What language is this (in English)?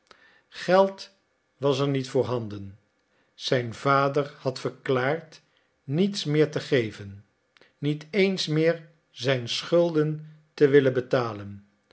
Dutch